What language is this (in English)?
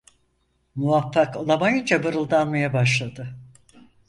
Turkish